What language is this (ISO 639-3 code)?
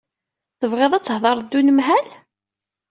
kab